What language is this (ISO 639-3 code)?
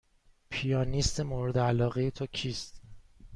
fas